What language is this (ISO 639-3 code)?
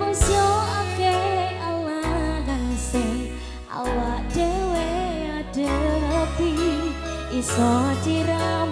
ind